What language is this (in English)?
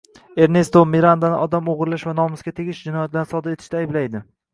Uzbek